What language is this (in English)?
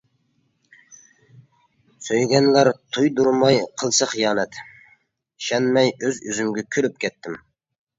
Uyghur